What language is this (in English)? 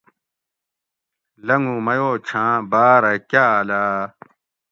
Gawri